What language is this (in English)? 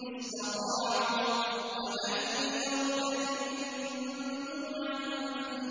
Arabic